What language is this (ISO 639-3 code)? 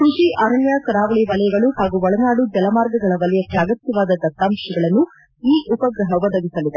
kan